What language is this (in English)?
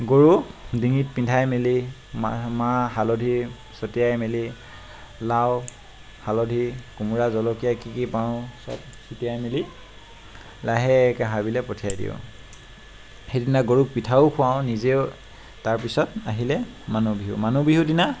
Assamese